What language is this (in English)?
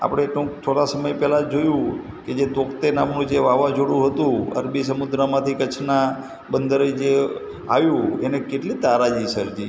Gujarati